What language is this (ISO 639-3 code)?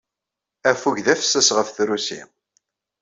kab